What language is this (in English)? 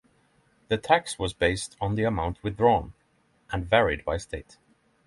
English